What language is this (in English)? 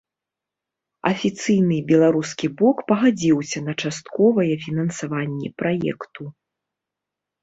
Belarusian